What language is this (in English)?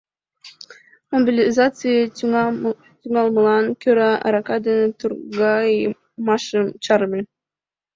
Mari